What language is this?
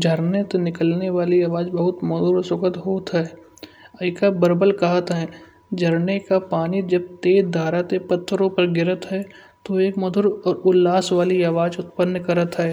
Kanauji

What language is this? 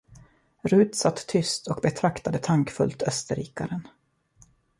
Swedish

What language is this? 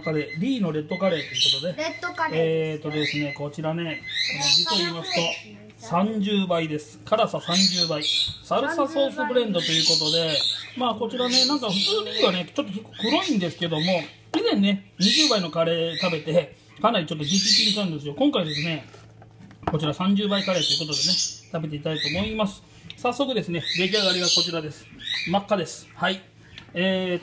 Japanese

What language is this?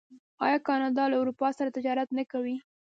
Pashto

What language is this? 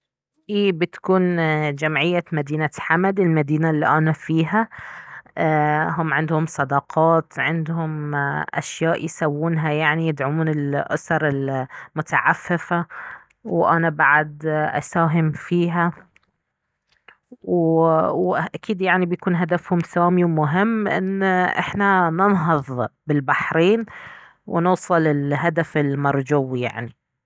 Baharna Arabic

